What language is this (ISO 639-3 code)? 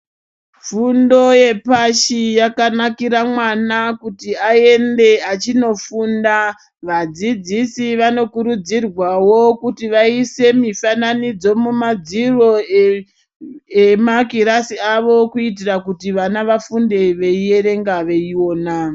ndc